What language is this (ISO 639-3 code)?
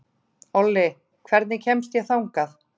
isl